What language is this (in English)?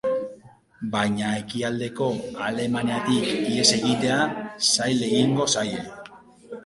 Basque